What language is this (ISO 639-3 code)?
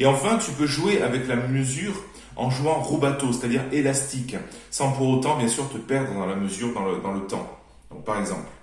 fra